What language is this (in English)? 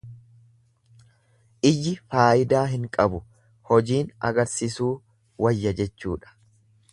Oromo